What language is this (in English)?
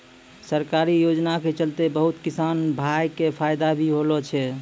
Maithili